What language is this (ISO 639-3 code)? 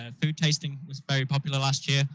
eng